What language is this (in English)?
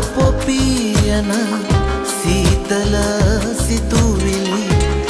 Vietnamese